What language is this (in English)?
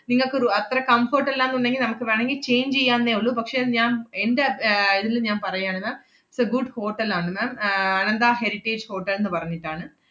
Malayalam